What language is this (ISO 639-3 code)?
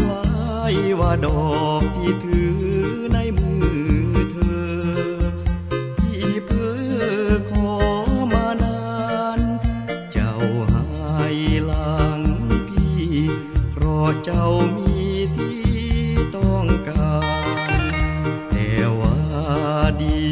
tha